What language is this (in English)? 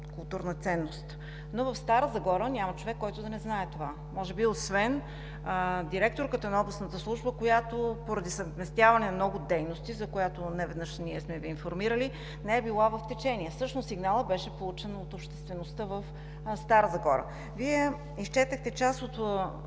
Bulgarian